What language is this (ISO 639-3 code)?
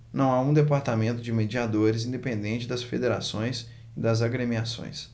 por